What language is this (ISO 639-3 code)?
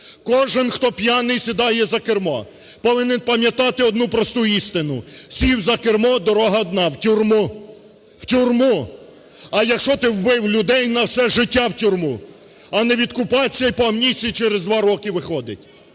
ukr